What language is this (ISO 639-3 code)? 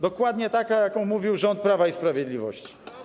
pol